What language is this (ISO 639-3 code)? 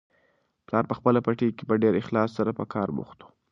pus